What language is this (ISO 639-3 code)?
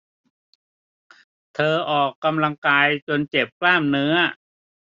tha